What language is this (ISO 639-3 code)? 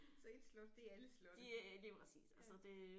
dan